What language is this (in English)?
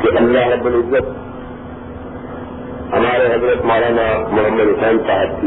Urdu